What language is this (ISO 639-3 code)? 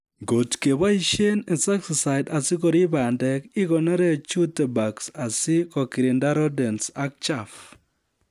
kln